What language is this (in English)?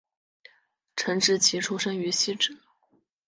Chinese